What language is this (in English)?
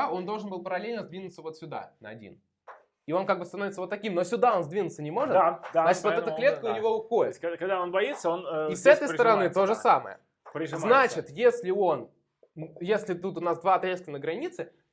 Russian